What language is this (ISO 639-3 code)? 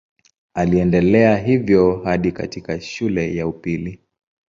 swa